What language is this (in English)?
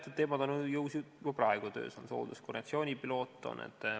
Estonian